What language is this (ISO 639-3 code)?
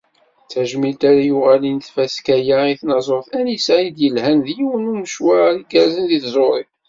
kab